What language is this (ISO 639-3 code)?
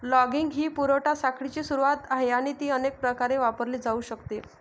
mar